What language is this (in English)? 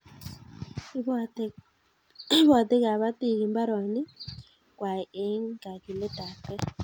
Kalenjin